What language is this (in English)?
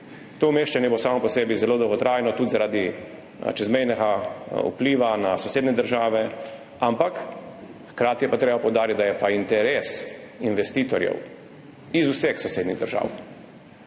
Slovenian